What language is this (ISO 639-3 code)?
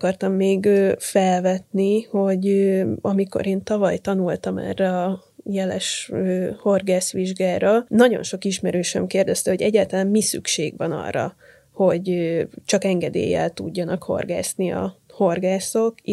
hun